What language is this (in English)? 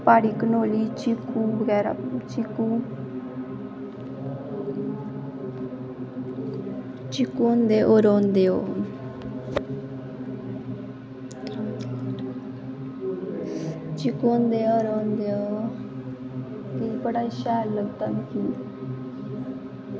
Dogri